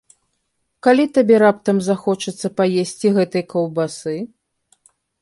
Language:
Belarusian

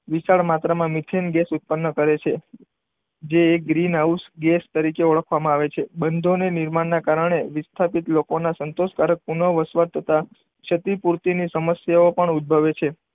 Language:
Gujarati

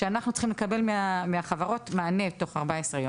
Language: Hebrew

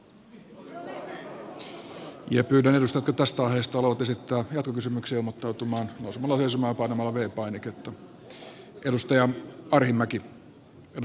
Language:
Finnish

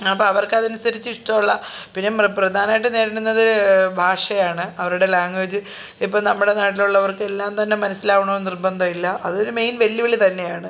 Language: Malayalam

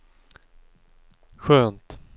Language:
Swedish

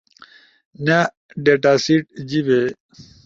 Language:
Ushojo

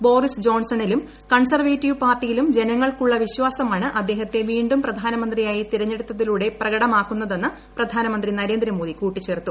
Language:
Malayalam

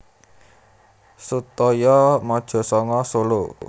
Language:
Javanese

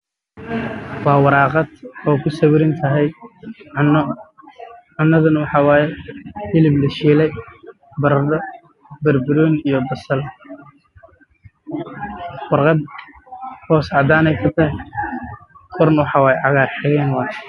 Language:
Somali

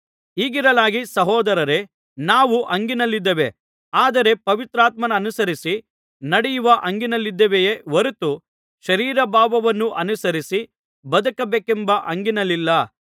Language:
Kannada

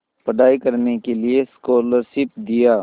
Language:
Hindi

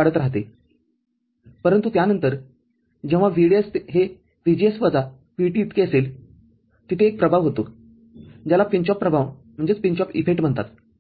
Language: Marathi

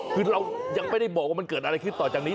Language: Thai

